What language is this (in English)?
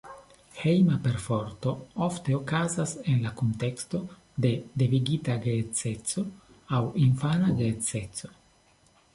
Esperanto